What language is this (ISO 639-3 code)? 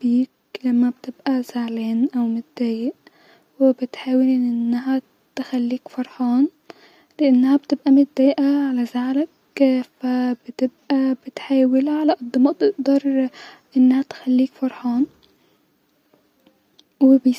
arz